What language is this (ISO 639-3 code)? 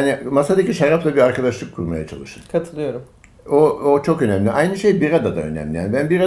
tur